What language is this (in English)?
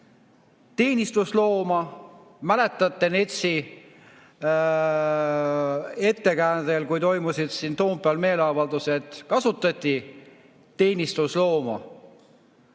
Estonian